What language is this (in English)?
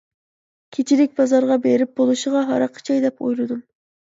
Uyghur